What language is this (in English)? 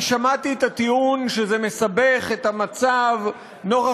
Hebrew